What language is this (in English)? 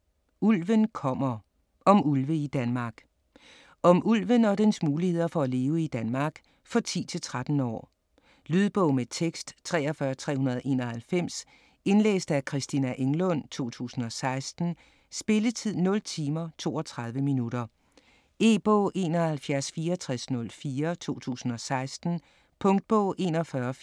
Danish